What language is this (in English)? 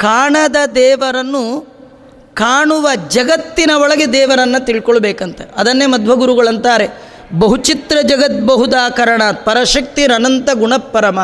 Kannada